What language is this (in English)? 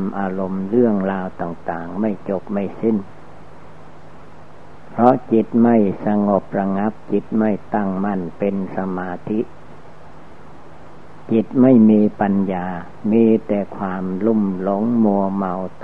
Thai